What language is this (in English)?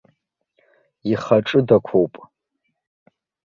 Abkhazian